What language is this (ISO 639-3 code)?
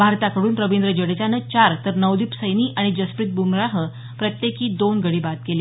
mar